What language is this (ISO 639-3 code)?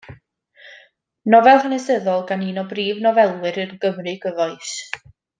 cym